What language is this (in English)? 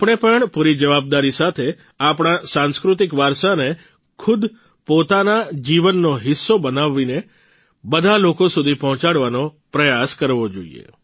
Gujarati